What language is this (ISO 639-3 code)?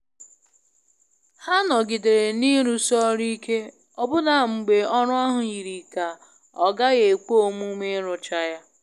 ibo